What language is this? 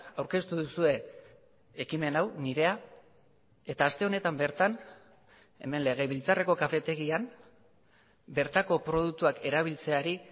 Basque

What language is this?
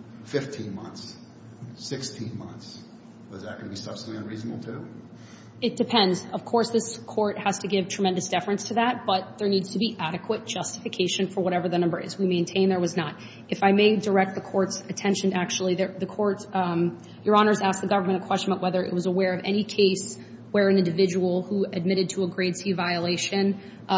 English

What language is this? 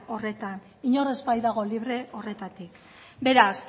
Basque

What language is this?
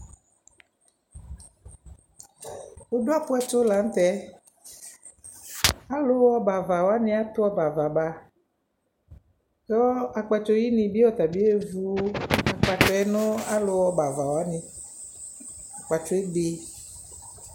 Ikposo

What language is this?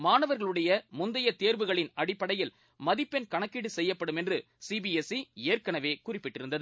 Tamil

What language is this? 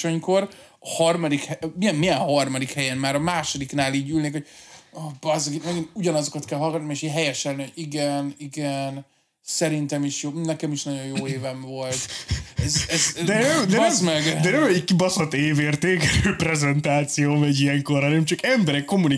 Hungarian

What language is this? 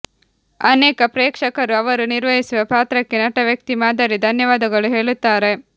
Kannada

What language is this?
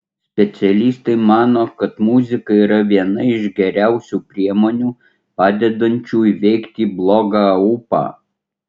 Lithuanian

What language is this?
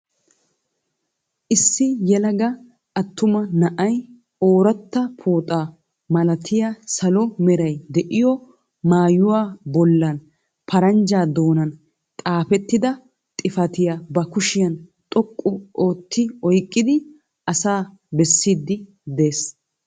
Wolaytta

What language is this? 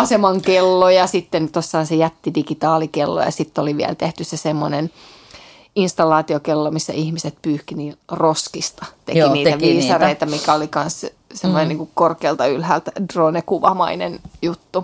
Finnish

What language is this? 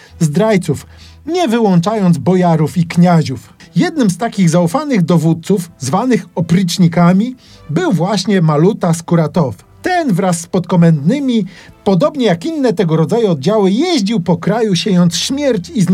Polish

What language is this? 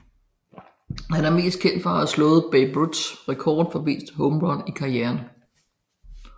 Danish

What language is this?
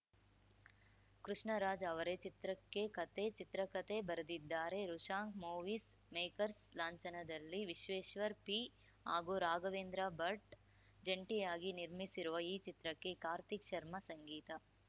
Kannada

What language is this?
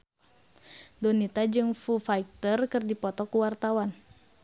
Sundanese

